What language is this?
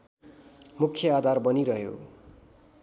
Nepali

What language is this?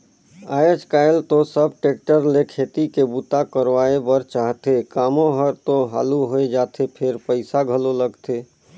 Chhattisgarhi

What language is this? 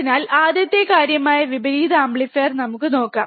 Malayalam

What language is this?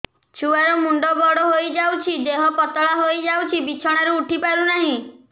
Odia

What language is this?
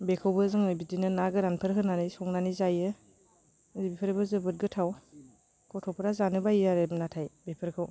Bodo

